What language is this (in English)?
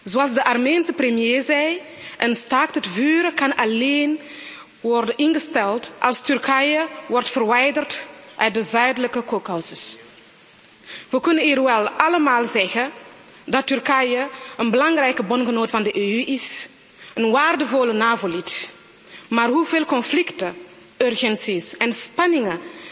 Dutch